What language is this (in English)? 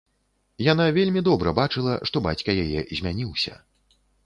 Belarusian